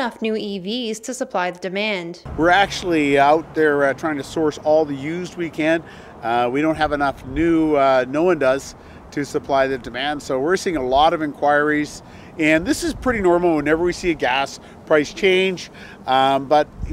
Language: English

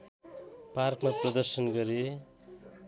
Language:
Nepali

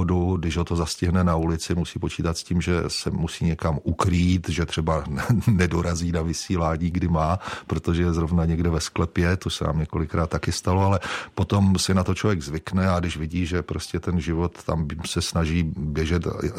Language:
Czech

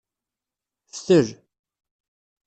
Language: Kabyle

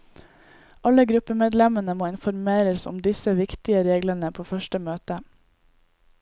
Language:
Norwegian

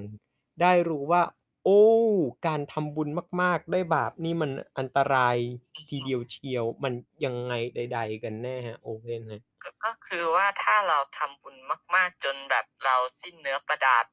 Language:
Thai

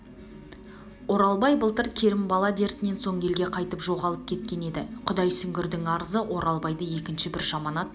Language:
Kazakh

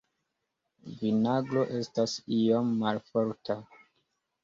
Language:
Esperanto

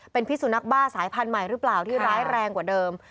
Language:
Thai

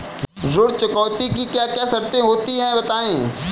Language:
Hindi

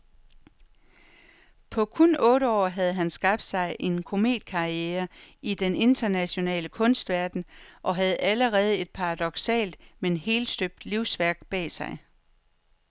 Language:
Danish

